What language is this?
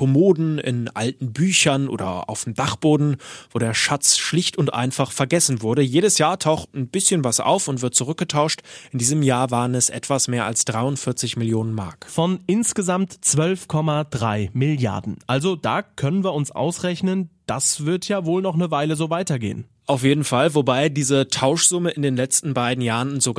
German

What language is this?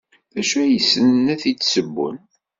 Kabyle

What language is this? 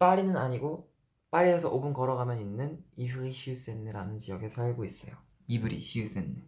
Korean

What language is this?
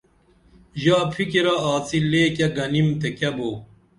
Dameli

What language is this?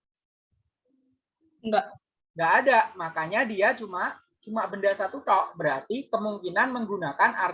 Indonesian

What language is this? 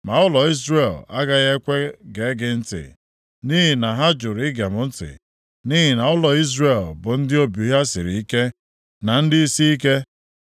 Igbo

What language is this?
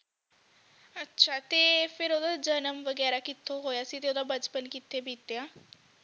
Punjabi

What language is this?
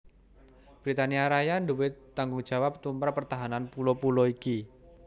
Javanese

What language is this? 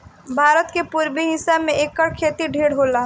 Bhojpuri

